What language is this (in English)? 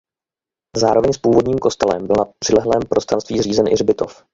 Czech